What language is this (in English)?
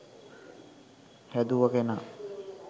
Sinhala